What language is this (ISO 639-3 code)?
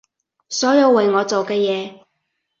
yue